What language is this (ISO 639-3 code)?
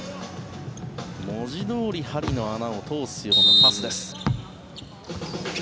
jpn